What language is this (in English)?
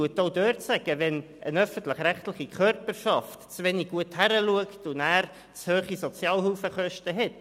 Swiss German